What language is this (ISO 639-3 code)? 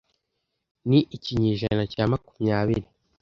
kin